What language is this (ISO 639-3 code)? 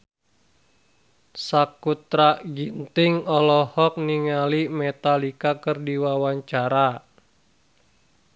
sun